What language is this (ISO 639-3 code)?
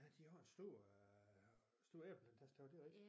dan